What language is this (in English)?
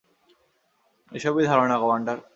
Bangla